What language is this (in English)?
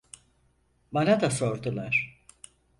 Turkish